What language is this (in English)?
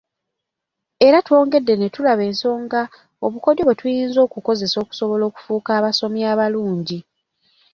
Ganda